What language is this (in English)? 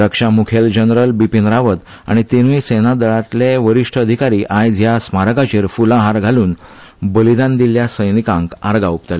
Konkani